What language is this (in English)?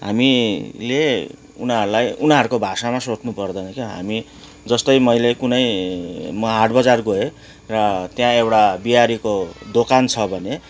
Nepali